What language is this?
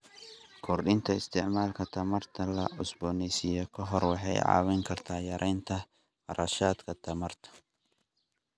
Somali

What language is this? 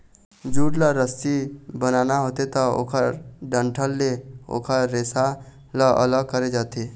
Chhattisgarhi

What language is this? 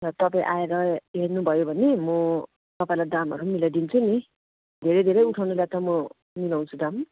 Nepali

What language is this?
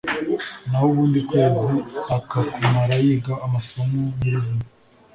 Kinyarwanda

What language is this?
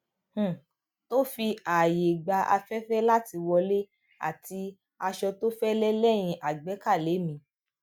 Yoruba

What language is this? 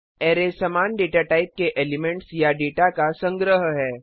Hindi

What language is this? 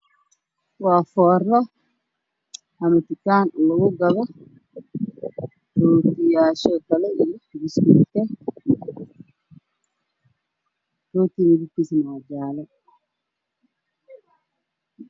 Somali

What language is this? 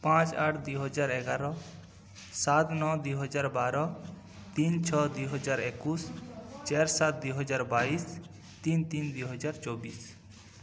Odia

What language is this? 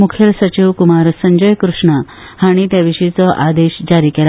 Konkani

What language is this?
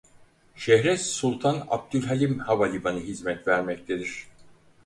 Turkish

